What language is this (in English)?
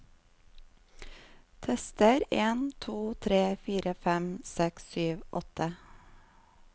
Norwegian